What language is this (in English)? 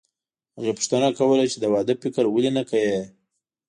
Pashto